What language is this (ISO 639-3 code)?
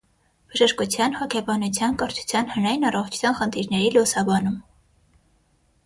hye